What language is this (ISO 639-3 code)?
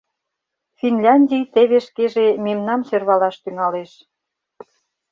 chm